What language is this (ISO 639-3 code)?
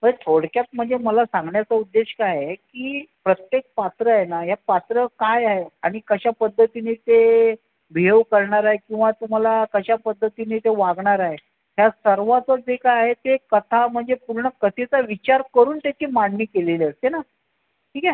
mar